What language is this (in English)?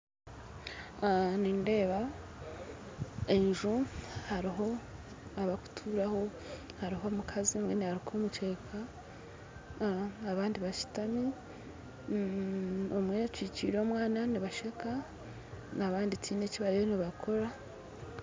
Nyankole